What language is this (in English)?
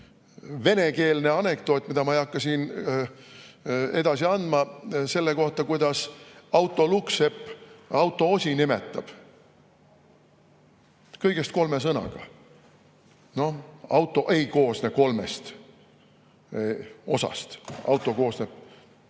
Estonian